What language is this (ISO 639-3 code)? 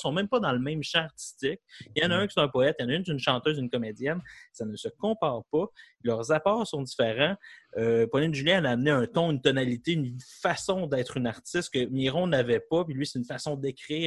fra